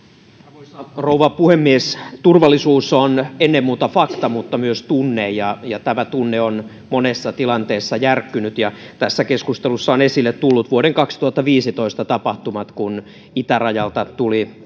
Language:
Finnish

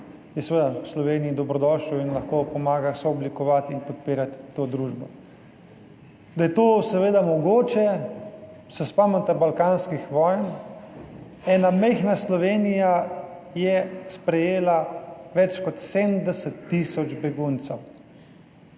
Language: Slovenian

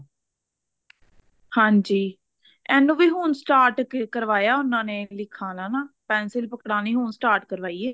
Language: Punjabi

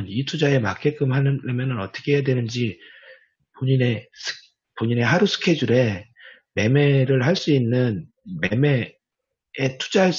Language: Korean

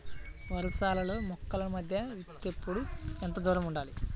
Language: Telugu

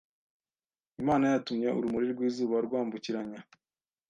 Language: Kinyarwanda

